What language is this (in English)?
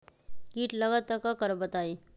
Magahi